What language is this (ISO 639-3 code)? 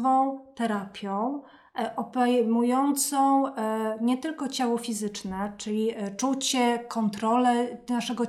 pol